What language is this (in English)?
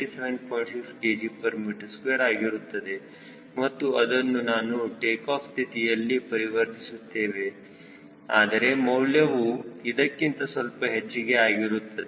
Kannada